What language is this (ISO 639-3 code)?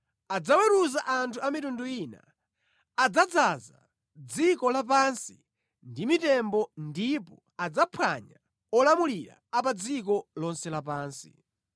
nya